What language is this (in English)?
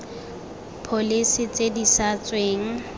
Tswana